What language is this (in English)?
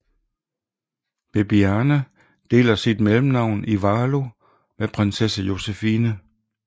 Danish